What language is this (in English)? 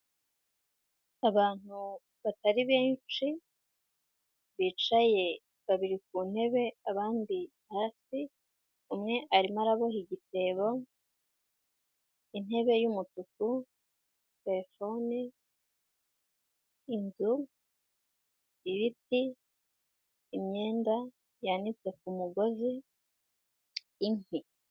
Kinyarwanda